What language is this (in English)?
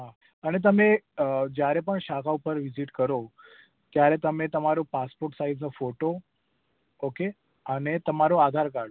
Gujarati